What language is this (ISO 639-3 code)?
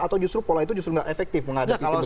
ind